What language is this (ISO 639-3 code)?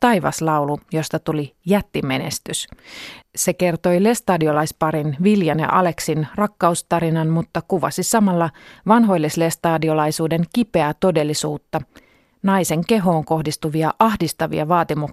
fin